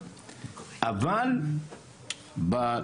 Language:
Hebrew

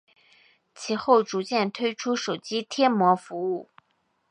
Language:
Chinese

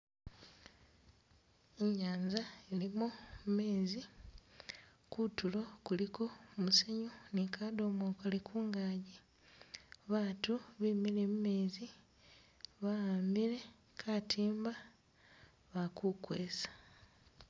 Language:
Masaaba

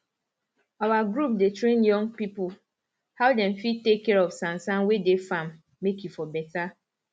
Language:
Nigerian Pidgin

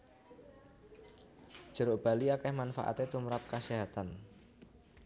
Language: Javanese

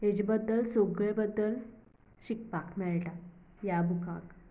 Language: Konkani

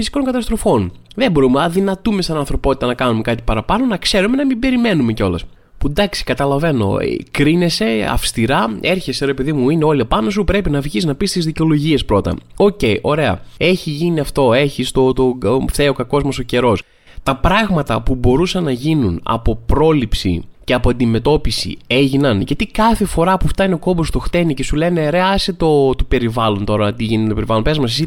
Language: Greek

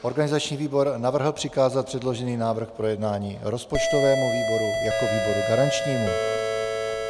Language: Czech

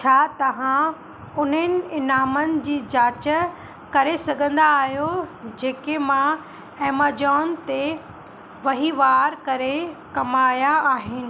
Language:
Sindhi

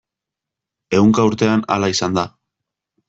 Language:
Basque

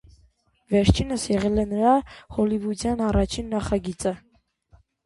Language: Armenian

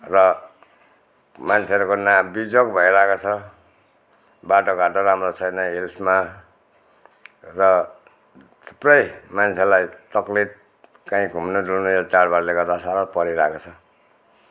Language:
Nepali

